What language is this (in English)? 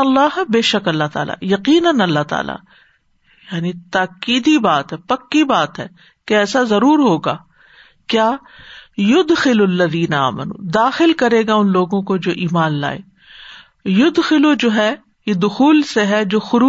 Urdu